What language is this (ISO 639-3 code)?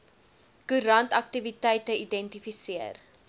afr